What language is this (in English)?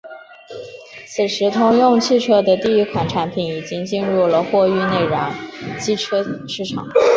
Chinese